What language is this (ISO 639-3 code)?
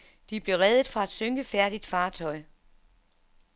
dan